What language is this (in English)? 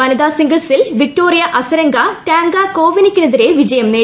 Malayalam